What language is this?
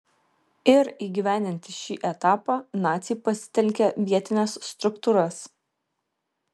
Lithuanian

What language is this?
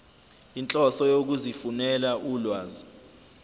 Zulu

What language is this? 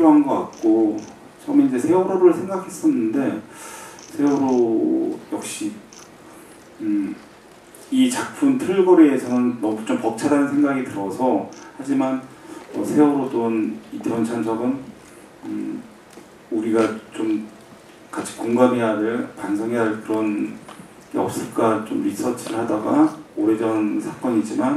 Korean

